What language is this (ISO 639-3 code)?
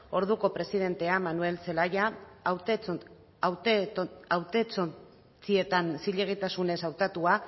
eus